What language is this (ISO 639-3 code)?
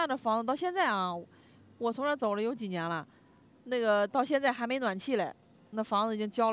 zho